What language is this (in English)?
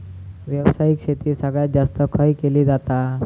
Marathi